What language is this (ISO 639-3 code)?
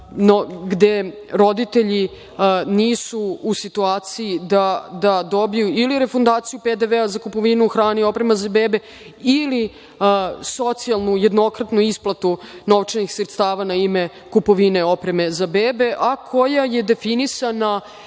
srp